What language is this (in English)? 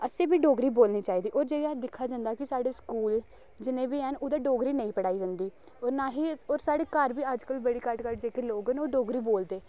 Dogri